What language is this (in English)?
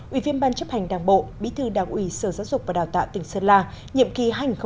Vietnamese